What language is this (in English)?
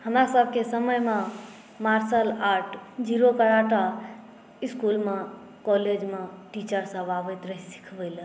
Maithili